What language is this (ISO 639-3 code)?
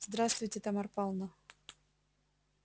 rus